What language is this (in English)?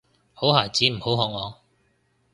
Cantonese